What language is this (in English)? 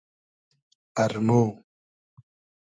Hazaragi